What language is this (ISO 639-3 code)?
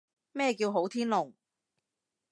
yue